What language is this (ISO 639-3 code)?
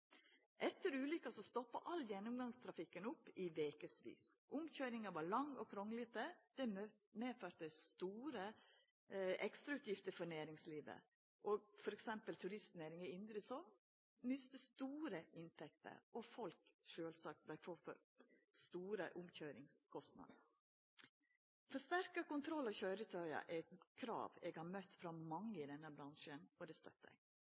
nno